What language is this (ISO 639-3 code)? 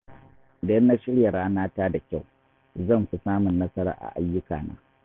hau